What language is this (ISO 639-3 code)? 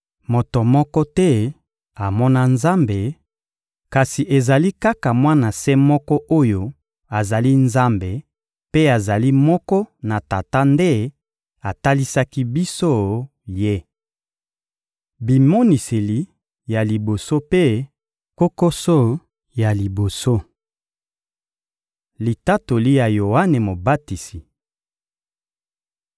lin